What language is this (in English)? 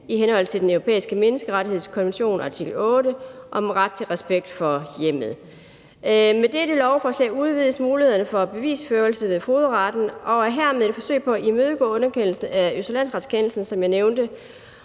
Danish